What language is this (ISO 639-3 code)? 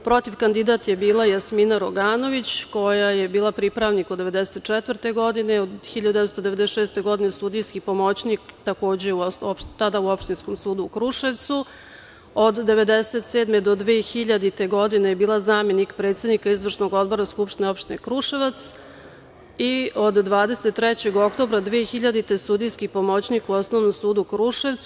srp